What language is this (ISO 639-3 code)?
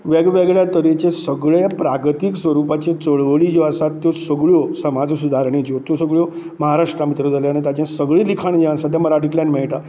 kok